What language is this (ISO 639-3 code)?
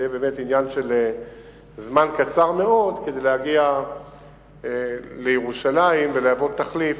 heb